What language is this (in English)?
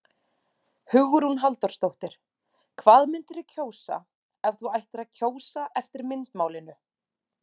Icelandic